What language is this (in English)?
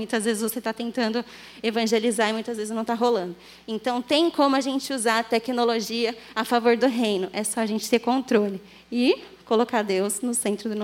Portuguese